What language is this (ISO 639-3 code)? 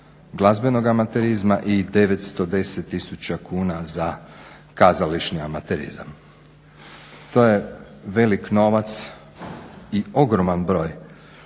hrv